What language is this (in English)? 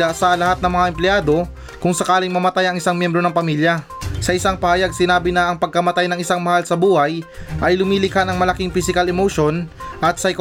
Filipino